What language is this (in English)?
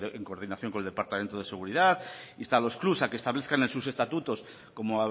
Spanish